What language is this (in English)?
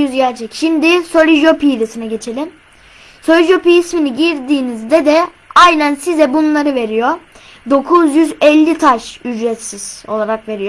Turkish